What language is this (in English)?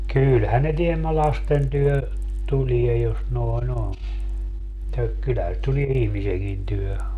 Finnish